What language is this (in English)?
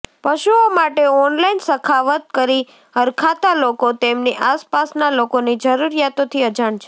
Gujarati